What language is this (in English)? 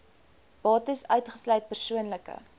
Afrikaans